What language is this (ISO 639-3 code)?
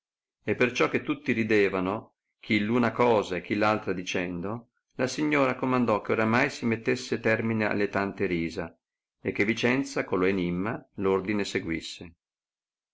ita